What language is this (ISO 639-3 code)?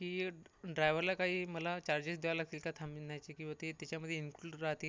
mar